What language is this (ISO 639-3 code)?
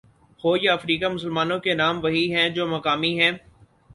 urd